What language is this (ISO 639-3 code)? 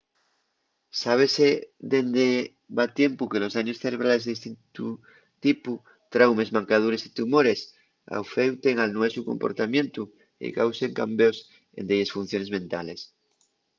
ast